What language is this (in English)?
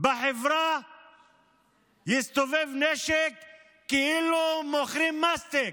Hebrew